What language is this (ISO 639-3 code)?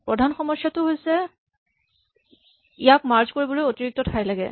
asm